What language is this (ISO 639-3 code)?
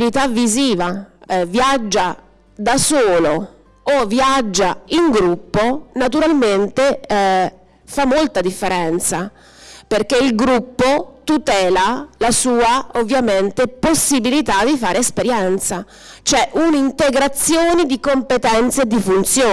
ita